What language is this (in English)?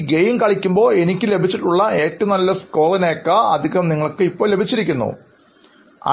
Malayalam